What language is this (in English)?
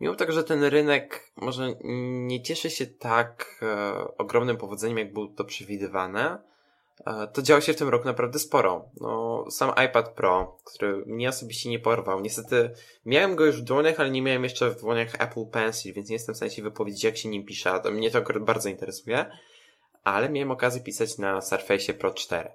Polish